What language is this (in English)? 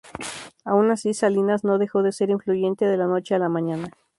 Spanish